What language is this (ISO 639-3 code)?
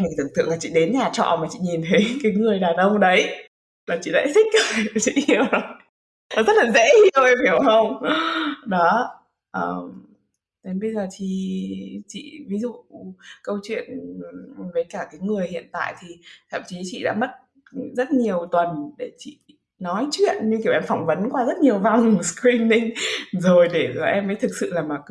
vie